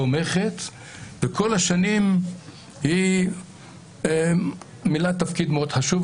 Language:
Hebrew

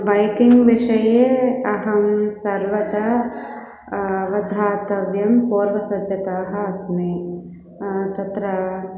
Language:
Sanskrit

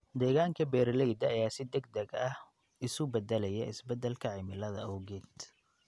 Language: Somali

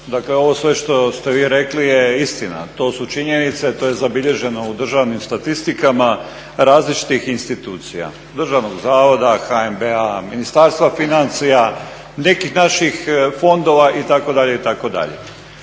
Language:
Croatian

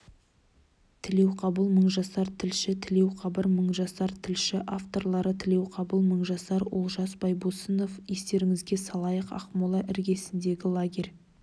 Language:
Kazakh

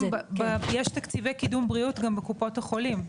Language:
Hebrew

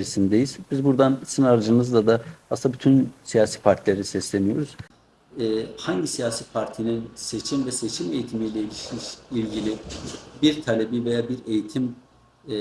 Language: Turkish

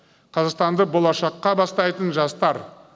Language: Kazakh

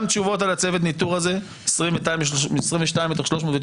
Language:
Hebrew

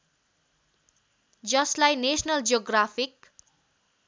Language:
Nepali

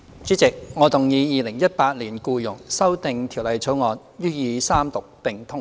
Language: Cantonese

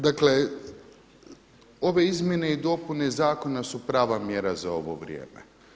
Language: Croatian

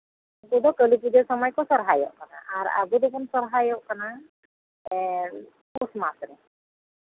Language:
Santali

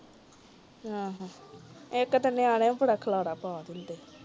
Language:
Punjabi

